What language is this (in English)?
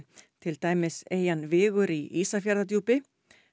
Icelandic